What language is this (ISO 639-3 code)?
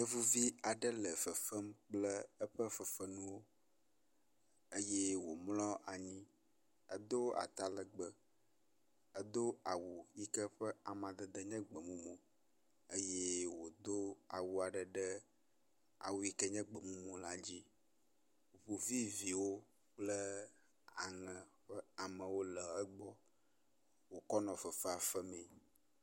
ewe